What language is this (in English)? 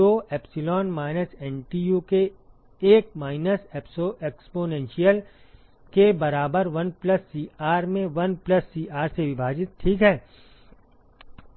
Hindi